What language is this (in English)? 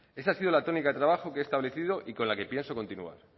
Spanish